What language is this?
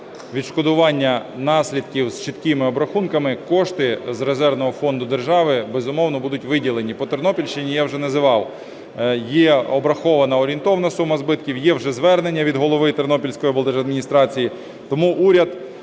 Ukrainian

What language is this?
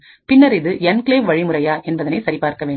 Tamil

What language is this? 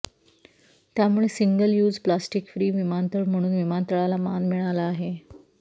Marathi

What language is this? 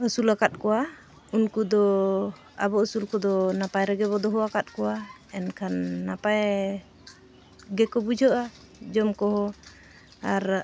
Santali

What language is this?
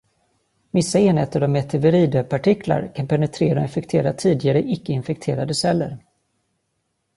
Swedish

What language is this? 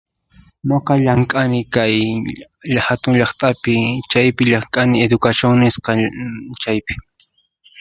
Puno Quechua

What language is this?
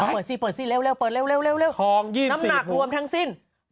Thai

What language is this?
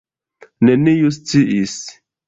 Esperanto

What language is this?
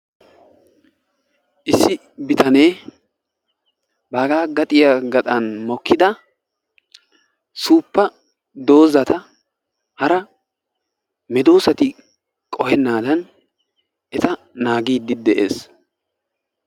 Wolaytta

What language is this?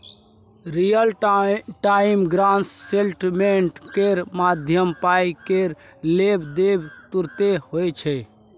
Maithili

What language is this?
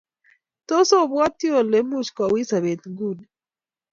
Kalenjin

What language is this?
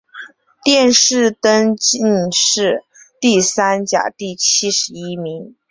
Chinese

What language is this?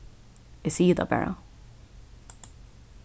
Faroese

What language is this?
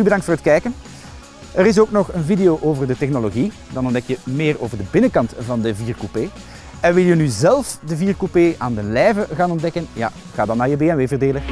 Dutch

